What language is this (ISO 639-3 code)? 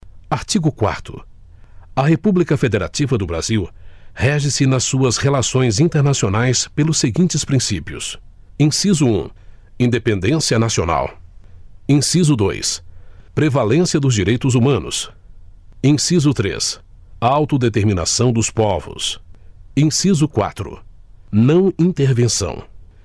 por